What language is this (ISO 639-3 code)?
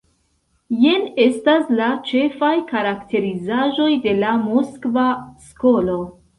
epo